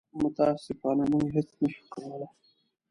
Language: Pashto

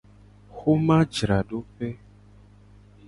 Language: Gen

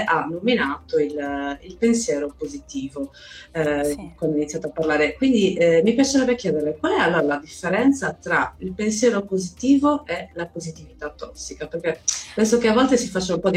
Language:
Italian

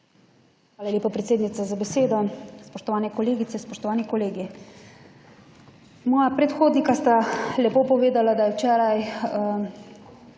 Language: Slovenian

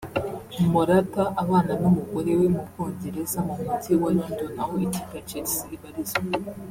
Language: Kinyarwanda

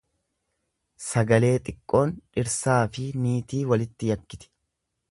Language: Oromo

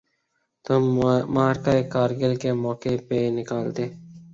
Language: Urdu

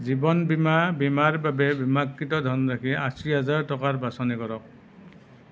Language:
Assamese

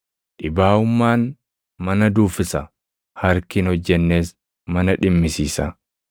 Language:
Oromo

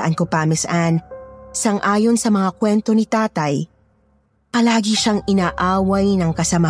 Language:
Filipino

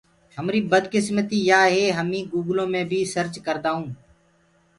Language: Gurgula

